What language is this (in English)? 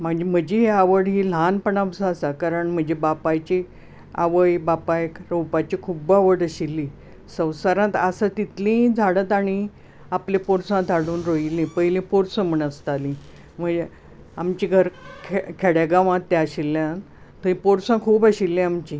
Konkani